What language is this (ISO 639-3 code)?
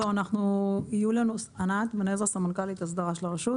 heb